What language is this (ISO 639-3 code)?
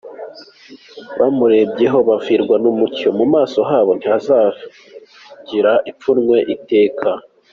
kin